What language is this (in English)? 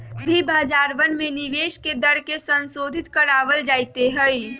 Magahi